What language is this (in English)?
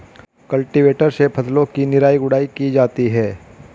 Hindi